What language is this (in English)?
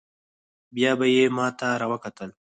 Pashto